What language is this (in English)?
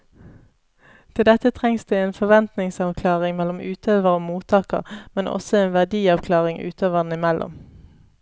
Norwegian